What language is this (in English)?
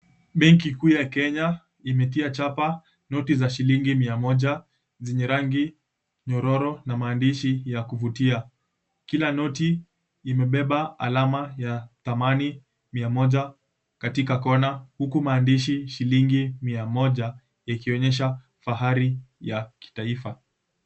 Swahili